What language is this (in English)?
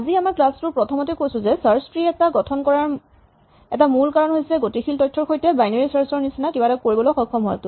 Assamese